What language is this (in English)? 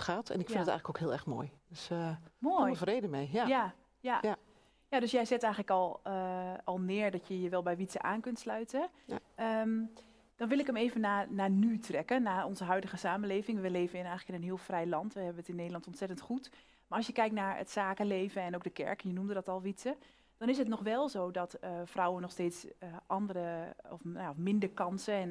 Dutch